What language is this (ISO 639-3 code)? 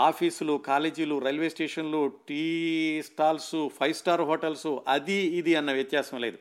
tel